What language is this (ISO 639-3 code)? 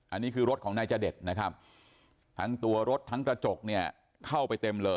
tha